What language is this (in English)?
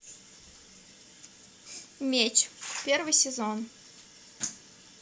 Russian